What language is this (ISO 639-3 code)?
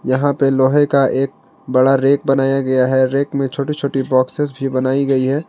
hin